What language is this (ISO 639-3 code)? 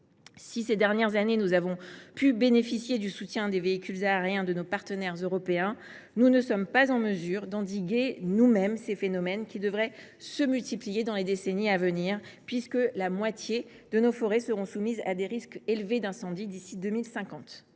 fra